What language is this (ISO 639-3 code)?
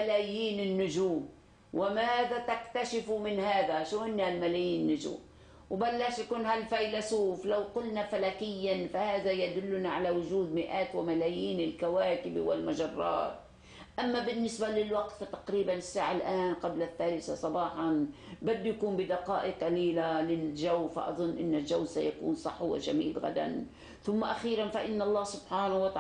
ara